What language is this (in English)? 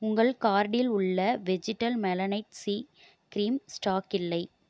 Tamil